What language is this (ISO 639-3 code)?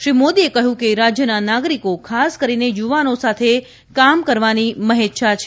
guj